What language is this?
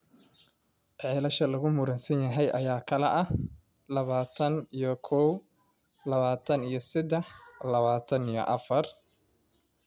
Somali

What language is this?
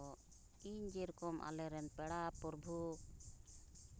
Santali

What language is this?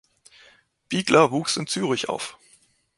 German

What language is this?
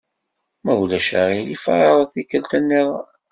Kabyle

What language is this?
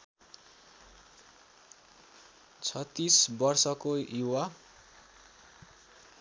Nepali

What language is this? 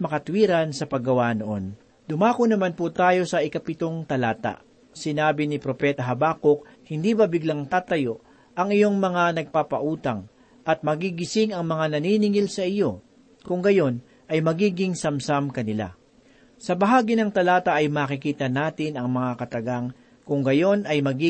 Filipino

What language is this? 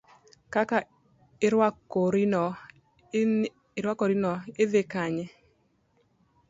Luo (Kenya and Tanzania)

